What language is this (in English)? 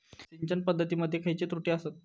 Marathi